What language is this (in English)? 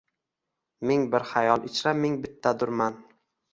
Uzbek